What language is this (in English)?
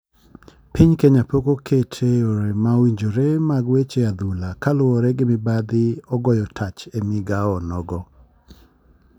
Luo (Kenya and Tanzania)